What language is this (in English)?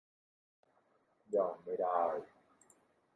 Thai